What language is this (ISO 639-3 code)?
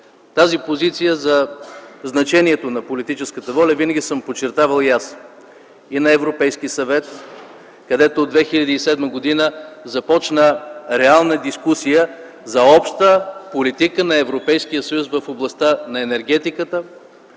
bul